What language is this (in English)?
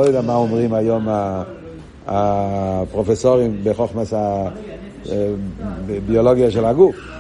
Hebrew